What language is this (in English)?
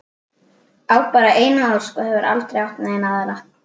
Icelandic